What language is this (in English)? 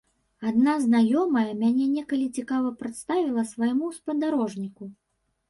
Belarusian